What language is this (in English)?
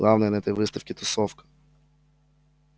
Russian